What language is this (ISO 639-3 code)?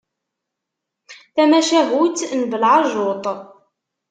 kab